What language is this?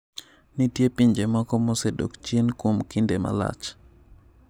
Luo (Kenya and Tanzania)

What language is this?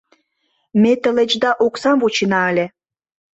Mari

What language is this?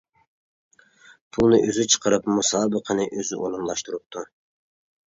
Uyghur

